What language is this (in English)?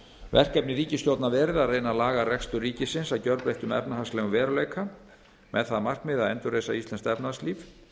Icelandic